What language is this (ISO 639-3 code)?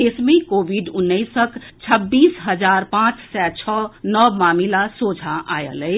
mai